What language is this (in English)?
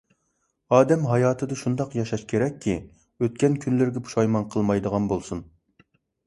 Uyghur